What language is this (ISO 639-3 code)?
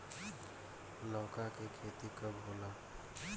bho